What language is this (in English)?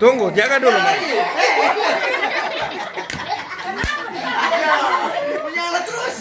Indonesian